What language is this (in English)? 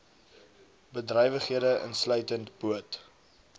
Afrikaans